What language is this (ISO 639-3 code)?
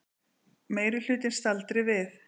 isl